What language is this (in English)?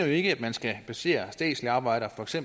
Danish